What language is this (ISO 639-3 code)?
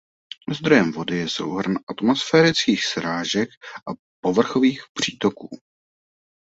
ces